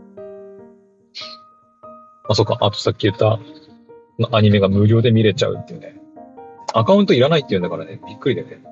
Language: Japanese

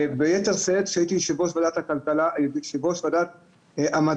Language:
Hebrew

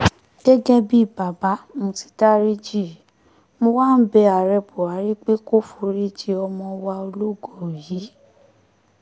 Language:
Yoruba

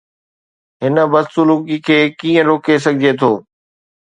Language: Sindhi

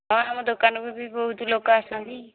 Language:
Odia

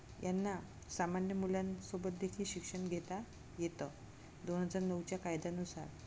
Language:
Marathi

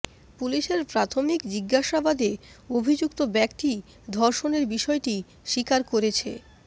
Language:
Bangla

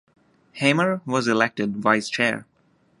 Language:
English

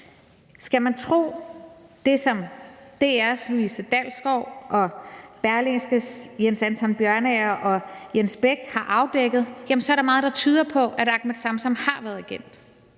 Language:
Danish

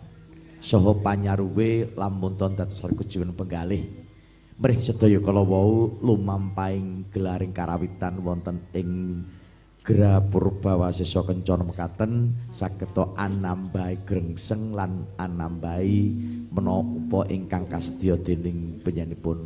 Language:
Indonesian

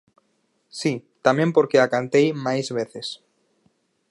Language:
Galician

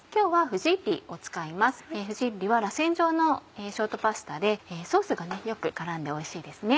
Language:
Japanese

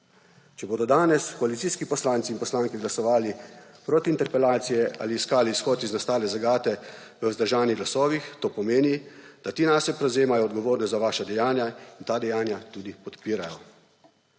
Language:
Slovenian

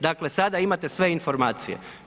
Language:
Croatian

